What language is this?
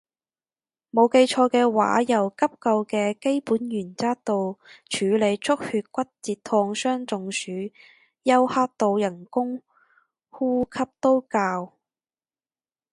Cantonese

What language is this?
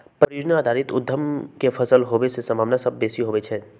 Magahi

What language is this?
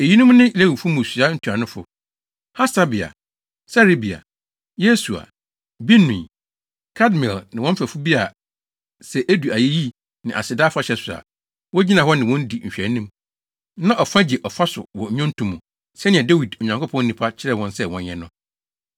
Akan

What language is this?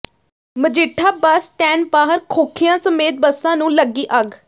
Punjabi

